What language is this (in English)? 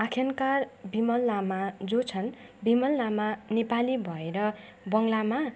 Nepali